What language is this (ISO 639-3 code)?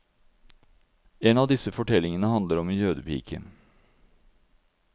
nor